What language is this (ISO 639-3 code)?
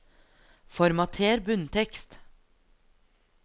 nor